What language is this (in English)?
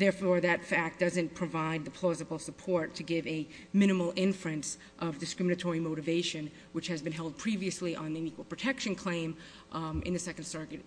English